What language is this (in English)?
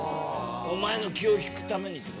Japanese